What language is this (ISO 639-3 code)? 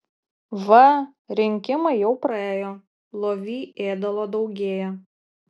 lit